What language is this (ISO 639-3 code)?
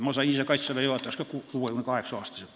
est